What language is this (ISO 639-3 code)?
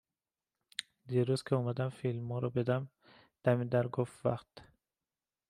fas